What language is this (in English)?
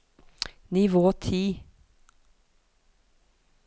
Norwegian